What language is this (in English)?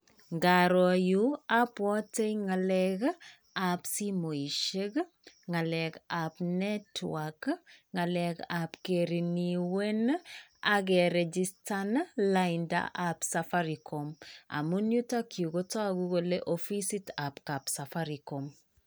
Kalenjin